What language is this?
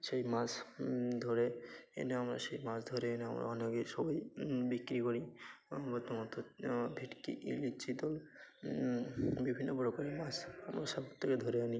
Bangla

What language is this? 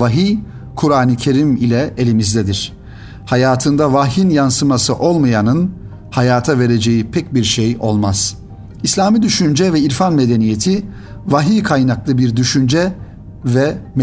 Turkish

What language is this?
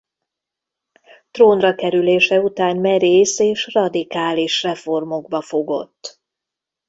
Hungarian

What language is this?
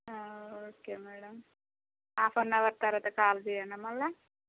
Telugu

